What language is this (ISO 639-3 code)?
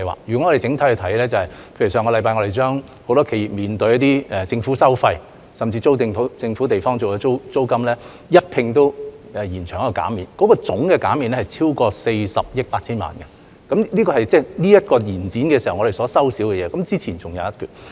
yue